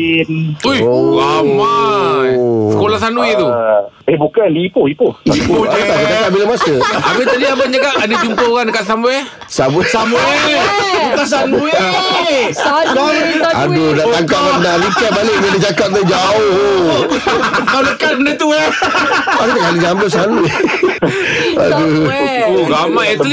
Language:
Malay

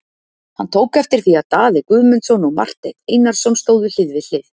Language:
Icelandic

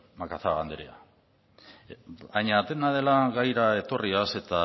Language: Basque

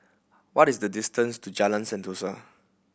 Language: English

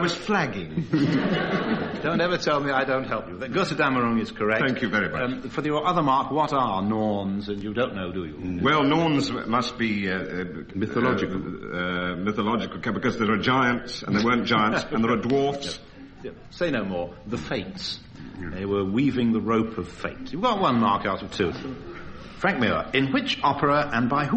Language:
English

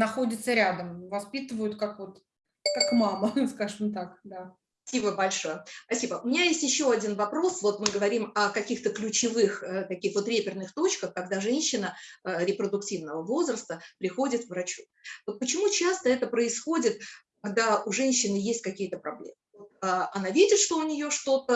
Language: Russian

